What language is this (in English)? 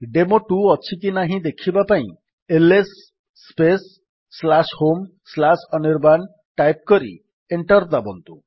Odia